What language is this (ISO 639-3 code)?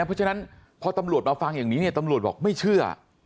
tha